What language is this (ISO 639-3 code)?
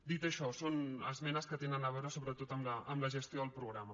cat